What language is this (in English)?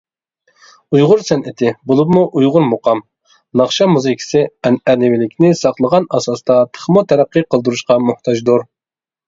Uyghur